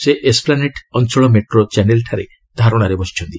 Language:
Odia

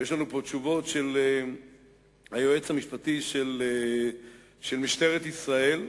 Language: Hebrew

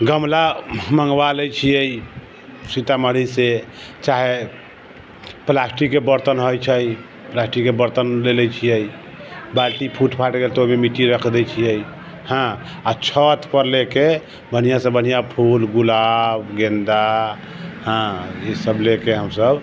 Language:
Maithili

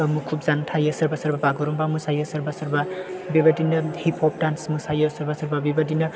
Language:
Bodo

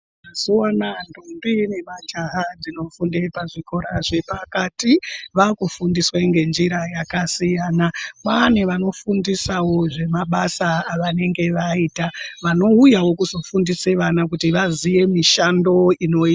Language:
Ndau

